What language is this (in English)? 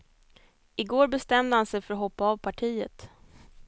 Swedish